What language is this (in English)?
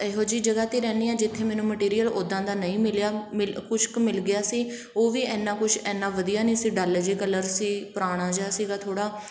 Punjabi